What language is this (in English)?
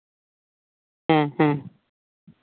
Santali